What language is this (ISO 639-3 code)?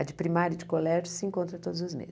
por